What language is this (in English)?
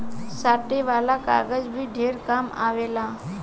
Bhojpuri